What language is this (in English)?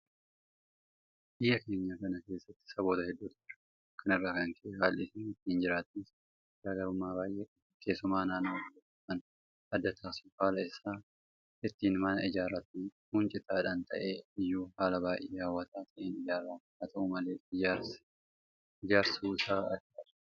Oromo